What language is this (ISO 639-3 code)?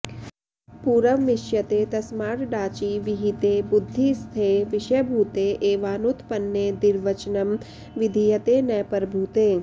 san